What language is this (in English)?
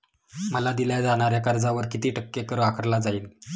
Marathi